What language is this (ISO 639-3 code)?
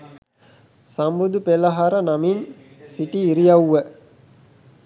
sin